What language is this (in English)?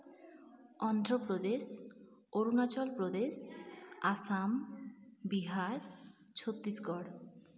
Santali